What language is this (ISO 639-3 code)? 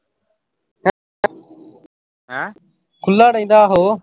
pan